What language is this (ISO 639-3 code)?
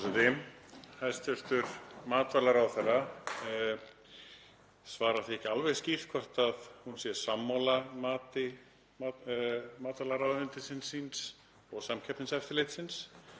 isl